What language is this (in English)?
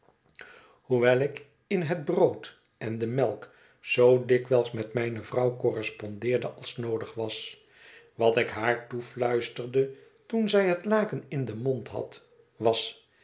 Dutch